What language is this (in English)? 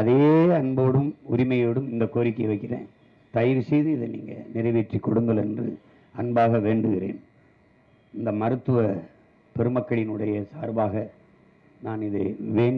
Tamil